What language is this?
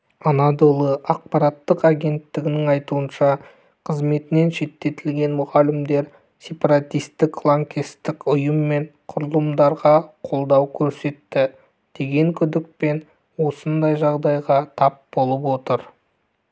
Kazakh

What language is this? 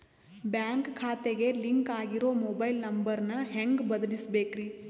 Kannada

